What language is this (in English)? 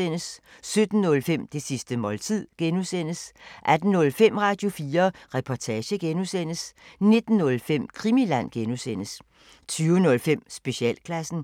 Danish